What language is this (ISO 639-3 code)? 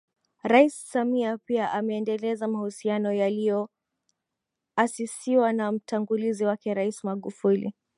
swa